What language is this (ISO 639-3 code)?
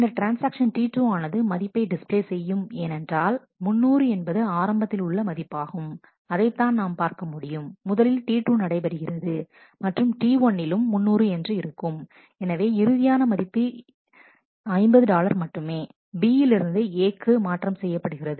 tam